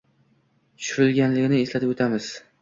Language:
Uzbek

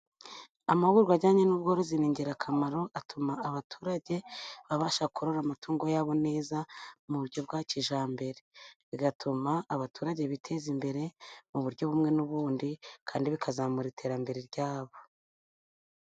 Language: Kinyarwanda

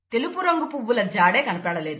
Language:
Telugu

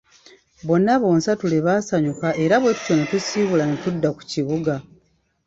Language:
Ganda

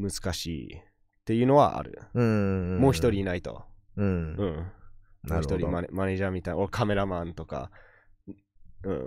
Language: Japanese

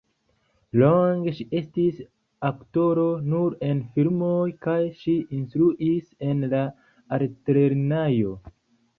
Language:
Esperanto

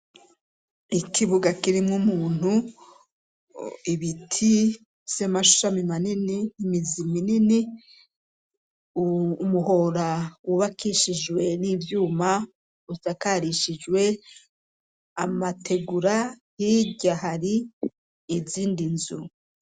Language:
Rundi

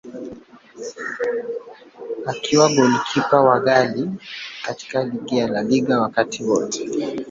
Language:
Swahili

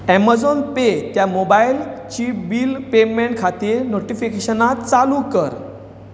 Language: Konkani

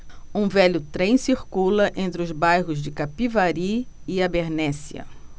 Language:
Portuguese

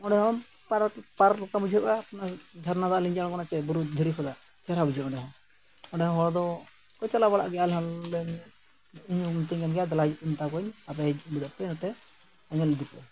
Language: Santali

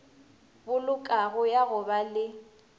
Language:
Northern Sotho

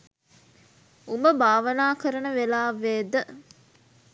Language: Sinhala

